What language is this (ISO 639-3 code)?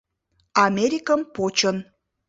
chm